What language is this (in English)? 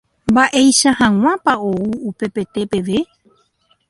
Guarani